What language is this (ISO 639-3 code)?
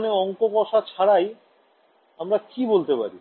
ben